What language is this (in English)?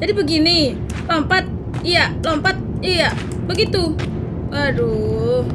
Indonesian